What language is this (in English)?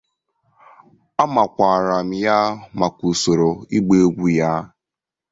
Igbo